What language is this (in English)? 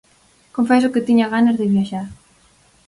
Galician